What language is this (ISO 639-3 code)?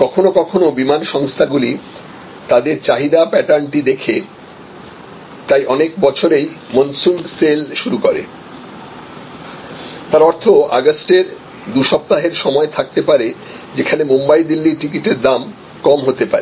ben